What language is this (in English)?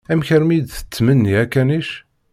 Kabyle